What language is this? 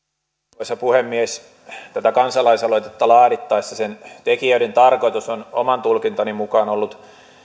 Finnish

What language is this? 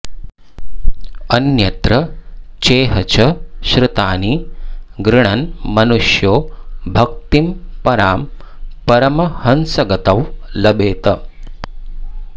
Sanskrit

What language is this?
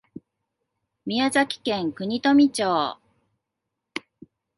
Japanese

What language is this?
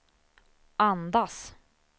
Swedish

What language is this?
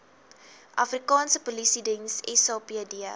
Afrikaans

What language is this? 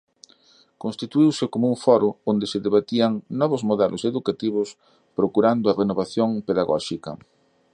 Galician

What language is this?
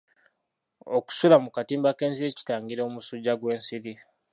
Ganda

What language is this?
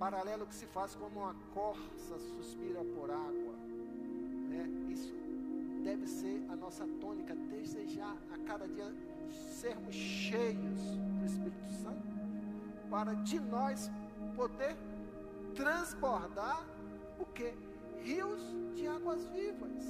Portuguese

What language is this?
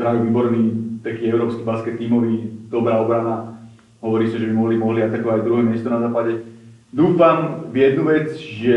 Slovak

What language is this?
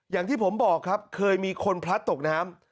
Thai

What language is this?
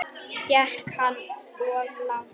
Icelandic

